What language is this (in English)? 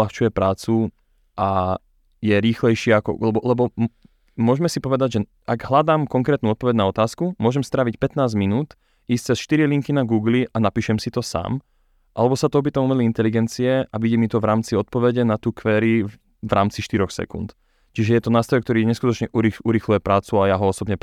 Slovak